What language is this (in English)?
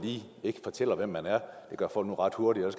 Danish